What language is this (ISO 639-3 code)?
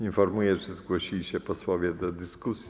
pol